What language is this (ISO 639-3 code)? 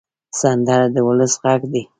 pus